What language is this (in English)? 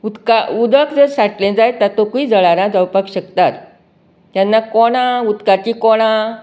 Konkani